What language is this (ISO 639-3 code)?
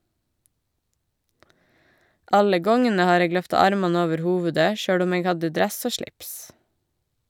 nor